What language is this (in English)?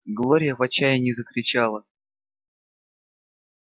Russian